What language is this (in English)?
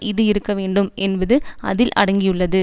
Tamil